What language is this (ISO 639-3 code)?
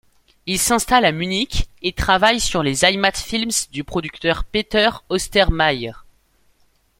fra